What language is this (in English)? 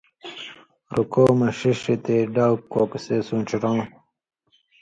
Indus Kohistani